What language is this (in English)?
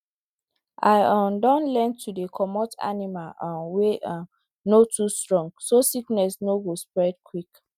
Nigerian Pidgin